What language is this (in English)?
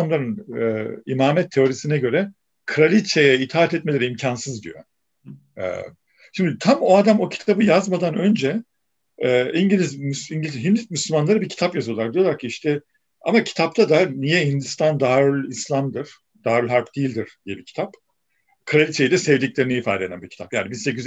Turkish